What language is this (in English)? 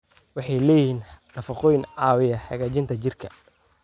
Somali